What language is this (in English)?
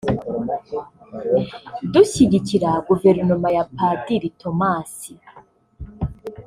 Kinyarwanda